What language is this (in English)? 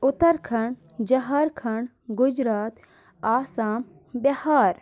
Kashmiri